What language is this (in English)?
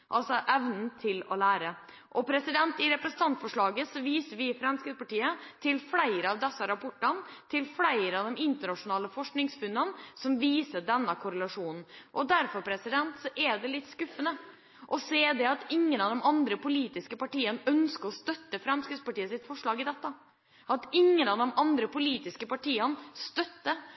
Norwegian Bokmål